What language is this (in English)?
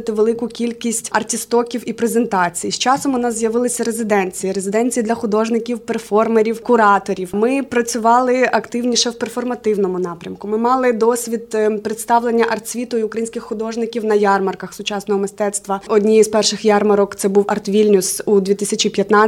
Ukrainian